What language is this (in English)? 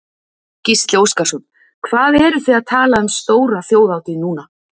Icelandic